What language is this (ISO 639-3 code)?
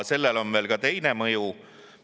est